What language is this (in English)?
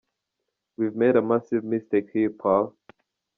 Kinyarwanda